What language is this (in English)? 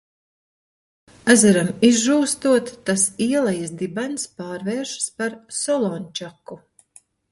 Latvian